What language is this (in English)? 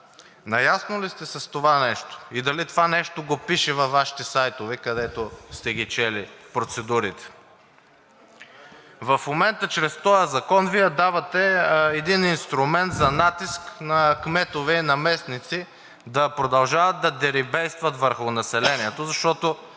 Bulgarian